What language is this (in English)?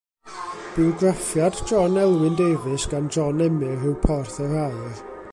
Welsh